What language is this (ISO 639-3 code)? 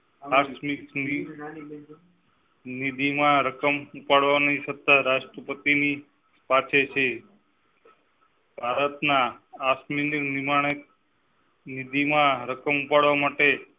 guj